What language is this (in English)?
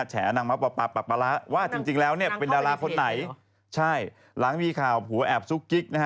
Thai